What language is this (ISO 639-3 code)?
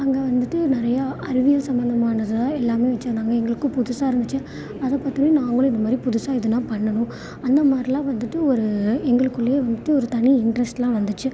tam